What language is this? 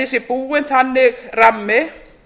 Icelandic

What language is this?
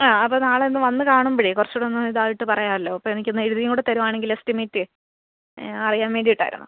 Malayalam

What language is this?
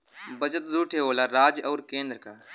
Bhojpuri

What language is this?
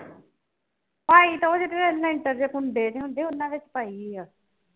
Punjabi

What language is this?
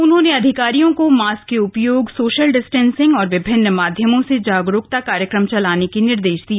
Hindi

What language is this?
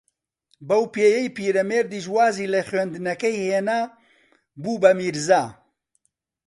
Central Kurdish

